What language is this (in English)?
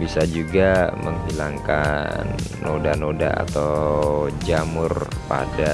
Indonesian